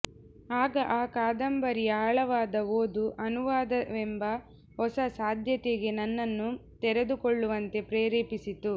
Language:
Kannada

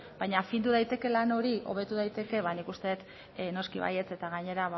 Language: Basque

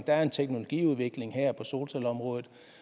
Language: Danish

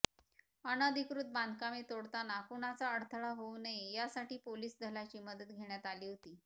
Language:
Marathi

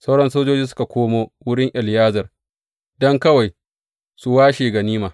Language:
Hausa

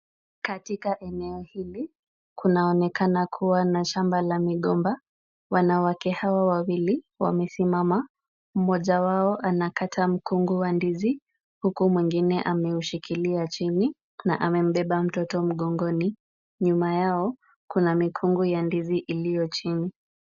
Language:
Swahili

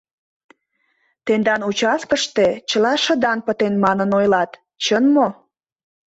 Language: Mari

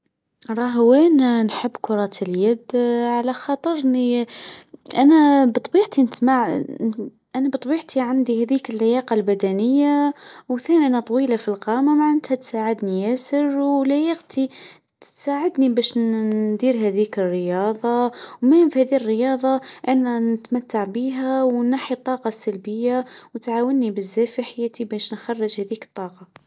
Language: Tunisian Arabic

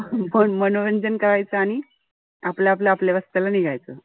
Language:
Marathi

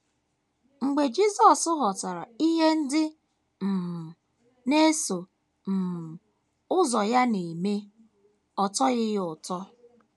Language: Igbo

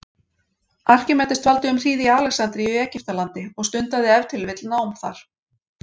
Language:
Icelandic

